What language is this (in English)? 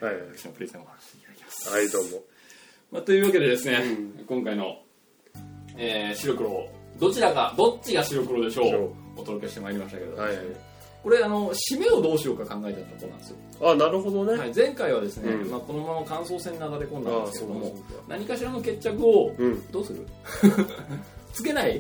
Japanese